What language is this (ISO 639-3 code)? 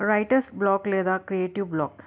tel